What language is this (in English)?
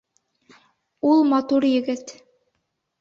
Bashkir